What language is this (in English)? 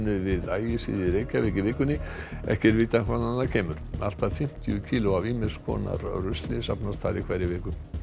Icelandic